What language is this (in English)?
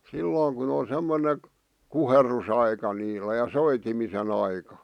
Finnish